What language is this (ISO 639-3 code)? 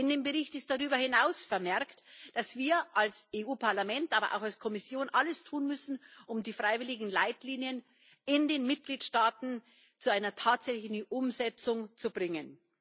deu